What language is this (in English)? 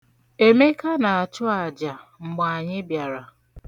Igbo